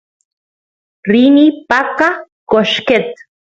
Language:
Santiago del Estero Quichua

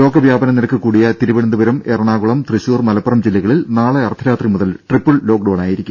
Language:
Malayalam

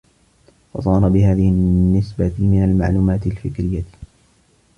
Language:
Arabic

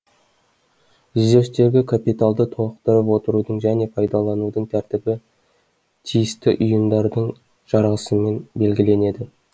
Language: Kazakh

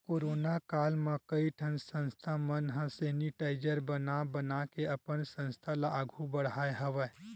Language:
Chhattisgarhi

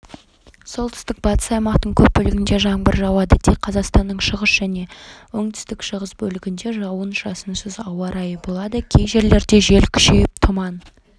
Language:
Kazakh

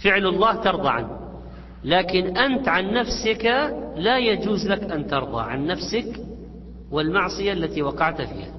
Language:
Arabic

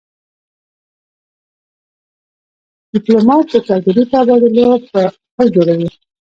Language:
Pashto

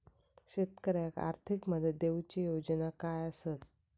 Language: Marathi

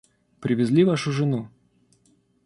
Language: Russian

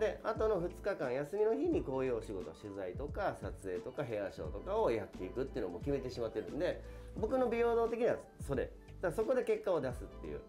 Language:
Japanese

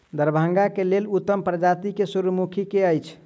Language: Maithili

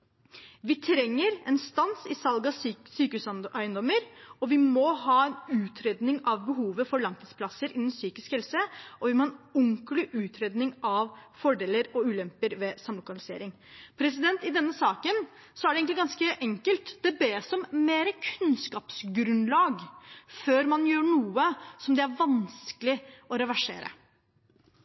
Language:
Norwegian Bokmål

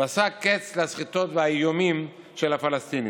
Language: Hebrew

